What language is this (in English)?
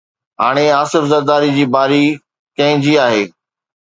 Sindhi